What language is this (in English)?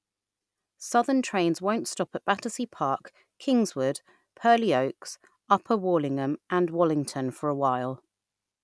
English